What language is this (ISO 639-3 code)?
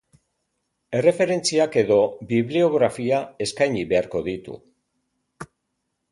eus